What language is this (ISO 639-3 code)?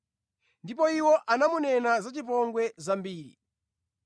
nya